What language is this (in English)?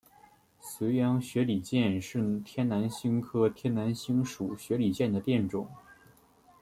Chinese